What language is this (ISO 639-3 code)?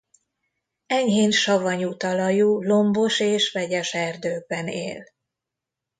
hun